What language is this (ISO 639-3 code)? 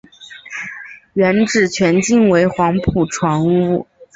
zho